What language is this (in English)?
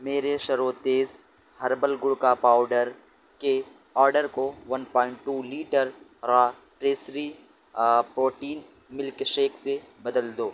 Urdu